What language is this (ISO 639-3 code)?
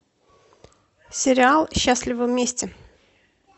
rus